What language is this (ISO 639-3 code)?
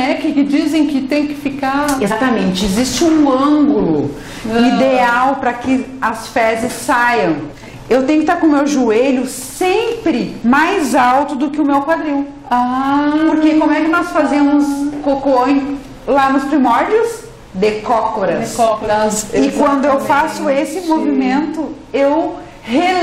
por